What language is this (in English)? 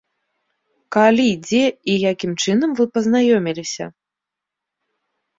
Belarusian